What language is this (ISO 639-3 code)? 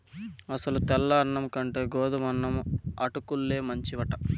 tel